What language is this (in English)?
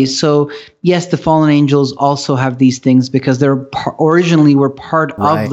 English